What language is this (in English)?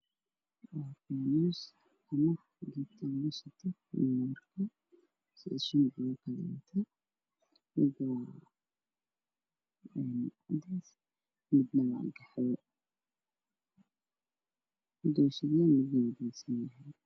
Somali